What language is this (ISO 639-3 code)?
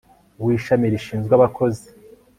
kin